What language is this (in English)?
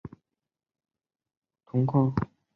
Chinese